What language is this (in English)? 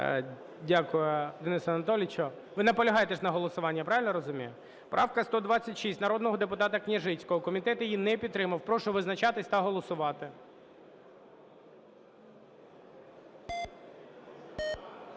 Ukrainian